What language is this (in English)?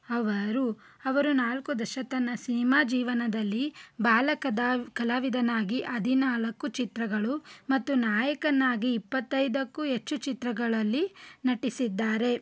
Kannada